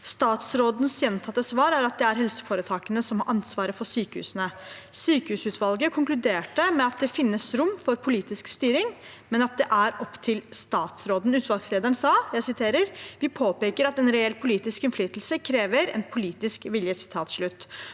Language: Norwegian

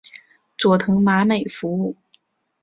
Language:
Chinese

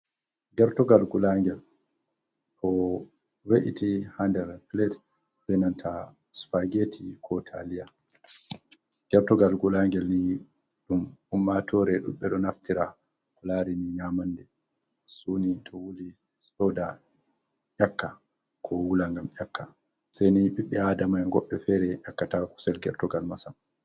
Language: Fula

